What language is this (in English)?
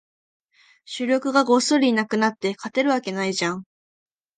Japanese